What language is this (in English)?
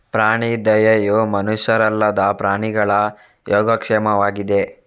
Kannada